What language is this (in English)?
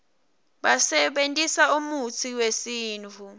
Swati